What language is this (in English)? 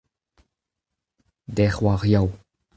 Breton